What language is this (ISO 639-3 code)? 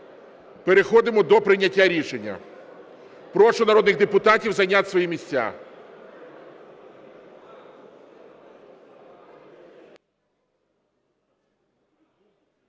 ukr